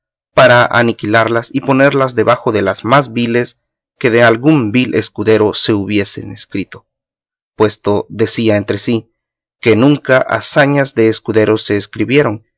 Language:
Spanish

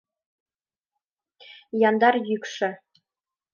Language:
Mari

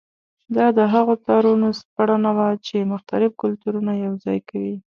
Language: Pashto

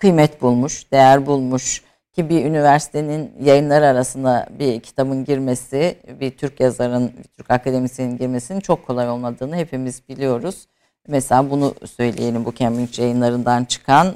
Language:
Turkish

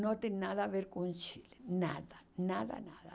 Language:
Portuguese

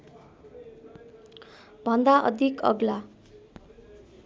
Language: Nepali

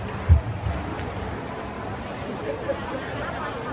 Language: Thai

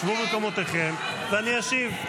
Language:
Hebrew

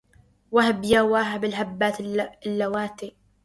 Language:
Arabic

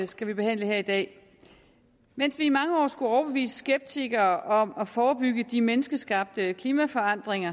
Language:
Danish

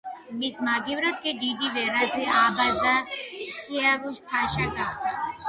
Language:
Georgian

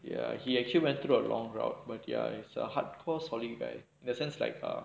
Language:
English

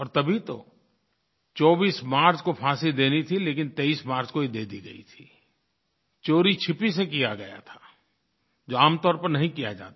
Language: Hindi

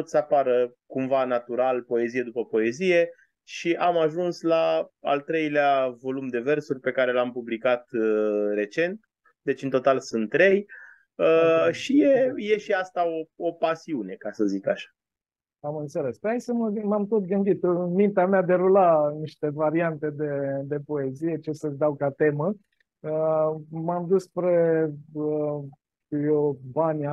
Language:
Romanian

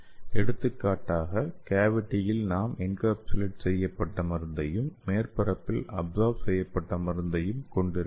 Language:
Tamil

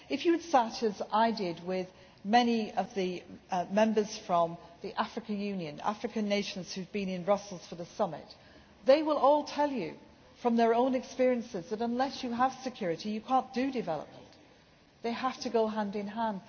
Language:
English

